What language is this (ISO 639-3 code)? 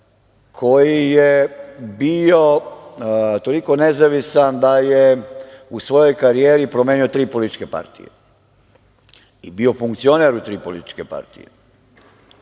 srp